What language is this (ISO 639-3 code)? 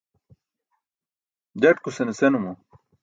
bsk